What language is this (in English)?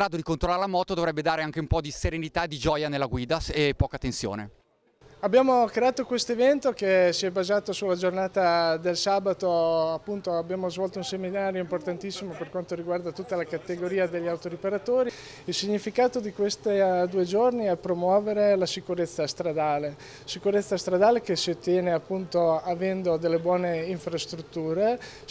Italian